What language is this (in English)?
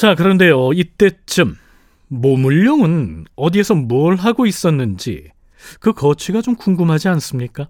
Korean